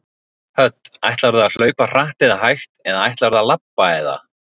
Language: Icelandic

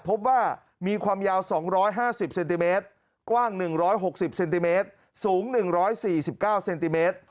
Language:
Thai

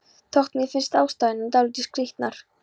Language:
Icelandic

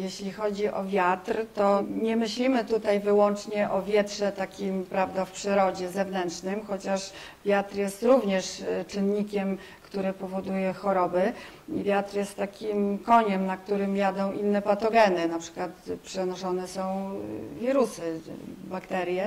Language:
Polish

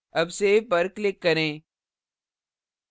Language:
Hindi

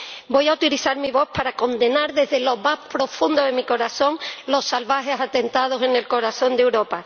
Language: Spanish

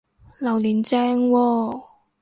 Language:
Cantonese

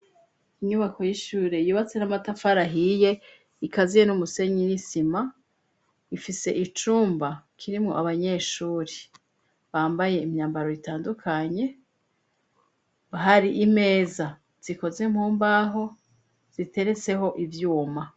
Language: Rundi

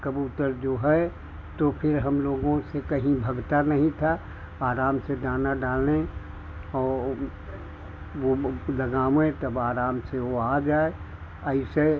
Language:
Hindi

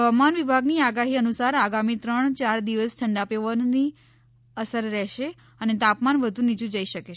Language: Gujarati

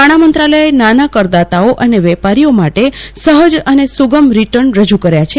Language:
Gujarati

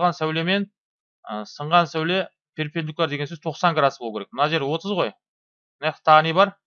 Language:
Turkish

